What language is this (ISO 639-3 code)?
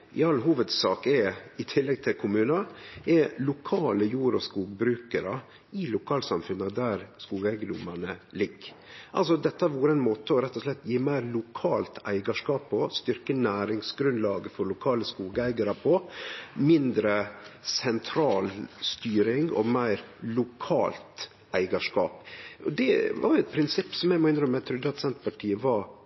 nno